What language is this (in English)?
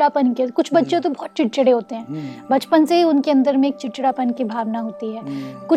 Hindi